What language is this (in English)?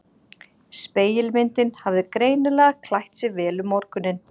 Icelandic